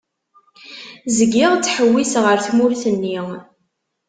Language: Kabyle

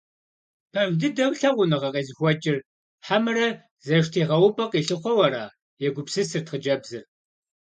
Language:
Kabardian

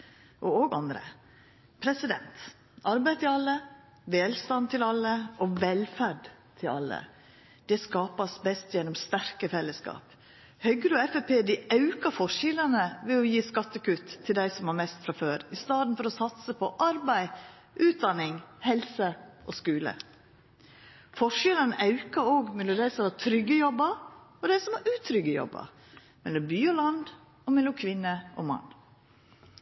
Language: Norwegian Nynorsk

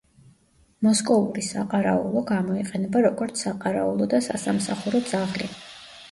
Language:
Georgian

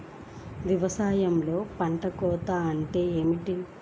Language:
Telugu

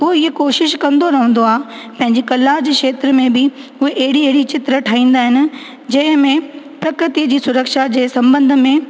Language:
Sindhi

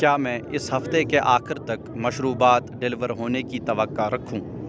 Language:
Urdu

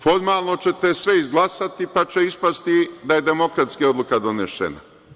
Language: Serbian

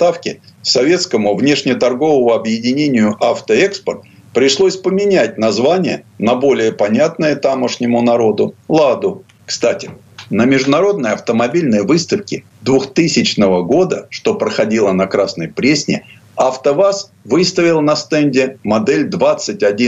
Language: Russian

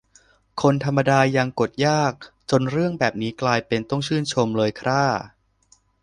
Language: Thai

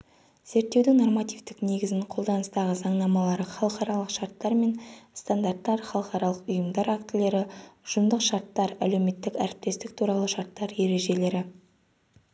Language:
Kazakh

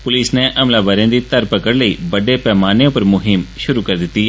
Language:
Dogri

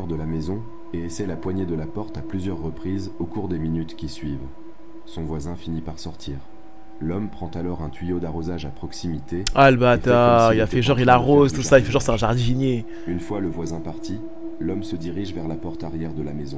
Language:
French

